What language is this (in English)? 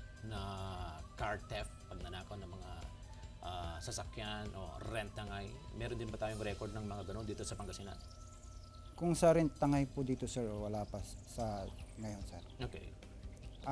Filipino